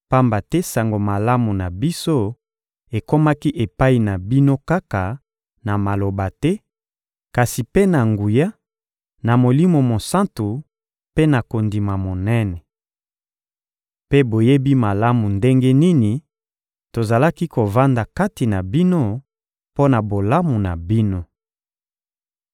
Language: Lingala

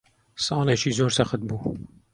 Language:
Central Kurdish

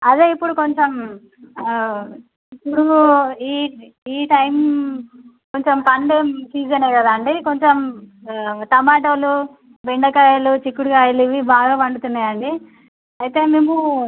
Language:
Telugu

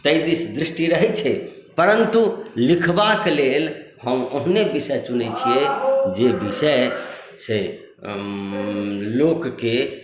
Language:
Maithili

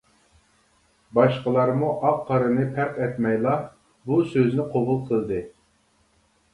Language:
Uyghur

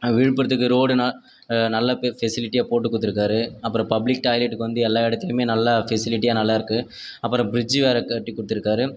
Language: Tamil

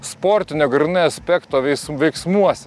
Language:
Lithuanian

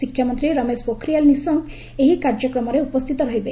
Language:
Odia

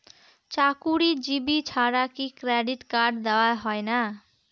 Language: Bangla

